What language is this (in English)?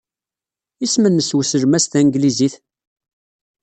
Kabyle